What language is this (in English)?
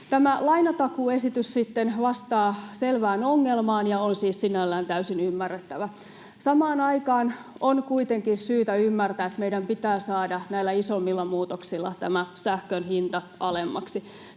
Finnish